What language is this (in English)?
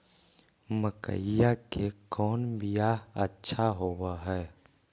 Magahi